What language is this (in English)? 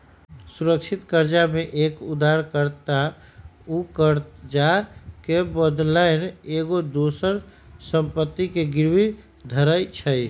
Magahi